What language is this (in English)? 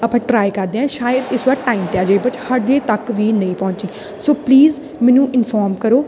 Punjabi